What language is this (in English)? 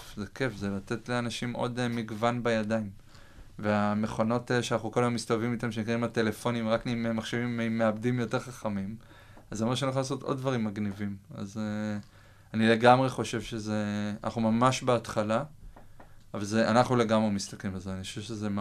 Hebrew